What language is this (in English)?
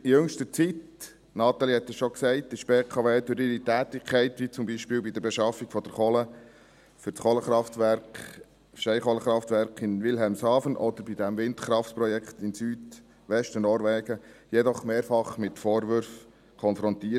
Swiss German